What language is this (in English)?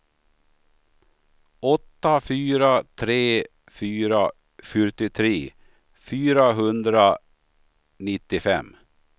Swedish